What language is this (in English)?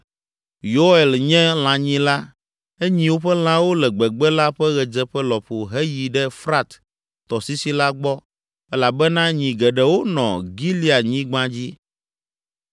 Ewe